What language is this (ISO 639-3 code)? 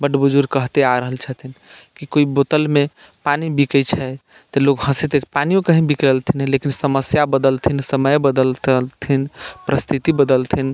mai